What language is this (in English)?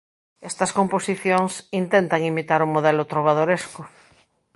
Galician